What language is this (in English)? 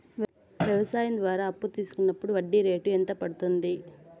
Telugu